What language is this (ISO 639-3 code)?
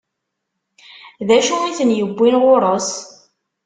kab